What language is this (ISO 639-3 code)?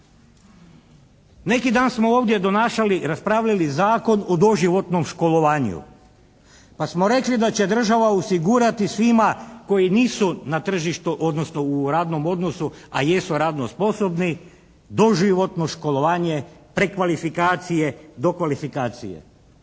hrv